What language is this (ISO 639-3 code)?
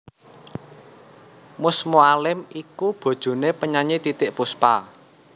jav